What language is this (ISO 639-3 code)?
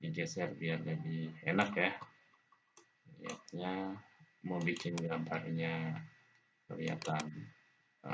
ind